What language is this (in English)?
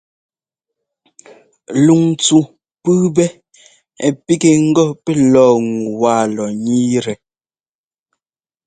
Ngomba